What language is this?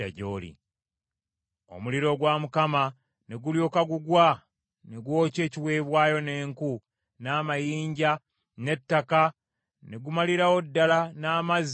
Ganda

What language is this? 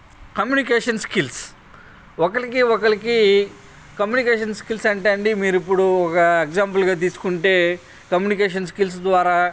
Telugu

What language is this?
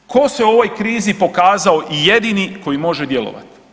Croatian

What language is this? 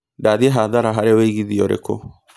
Kikuyu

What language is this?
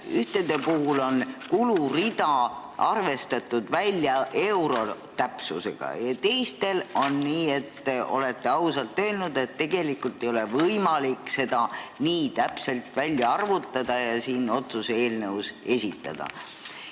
Estonian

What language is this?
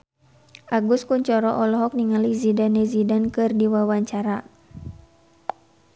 Sundanese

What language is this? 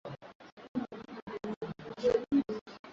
Swahili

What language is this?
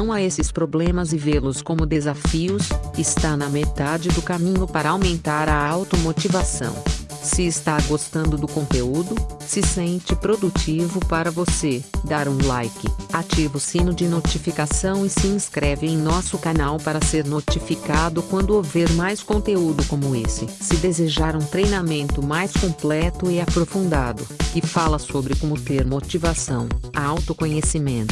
Portuguese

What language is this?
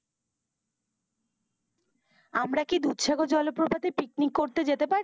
Bangla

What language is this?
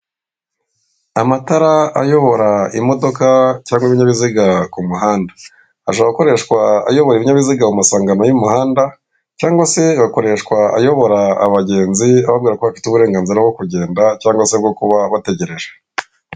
Kinyarwanda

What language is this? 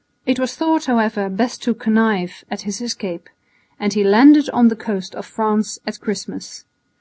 English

